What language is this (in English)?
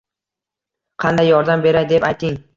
Uzbek